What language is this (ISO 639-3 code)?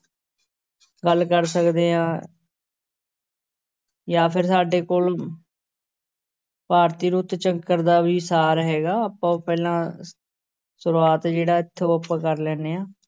pan